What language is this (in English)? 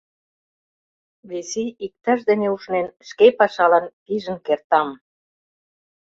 Mari